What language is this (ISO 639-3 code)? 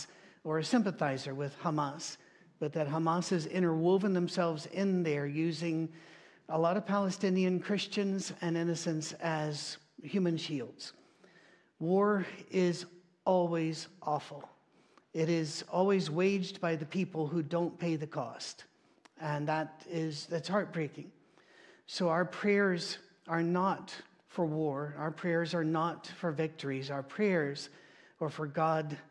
eng